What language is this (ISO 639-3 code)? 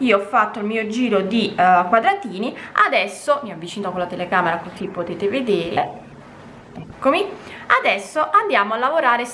ita